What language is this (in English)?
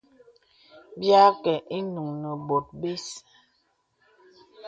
Bebele